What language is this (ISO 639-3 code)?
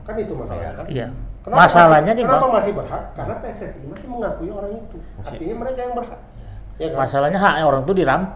ind